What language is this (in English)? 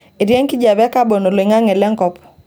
Masai